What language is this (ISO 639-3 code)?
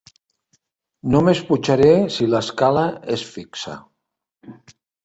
cat